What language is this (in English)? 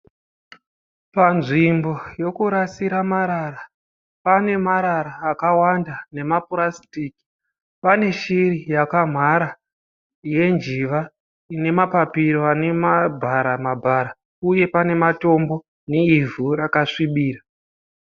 Shona